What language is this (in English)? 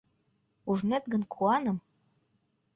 Mari